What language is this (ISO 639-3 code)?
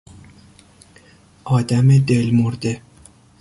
fas